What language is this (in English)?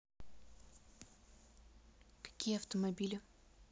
Russian